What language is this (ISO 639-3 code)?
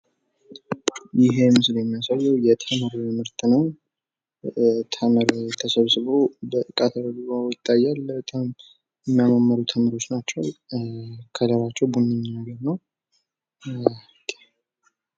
amh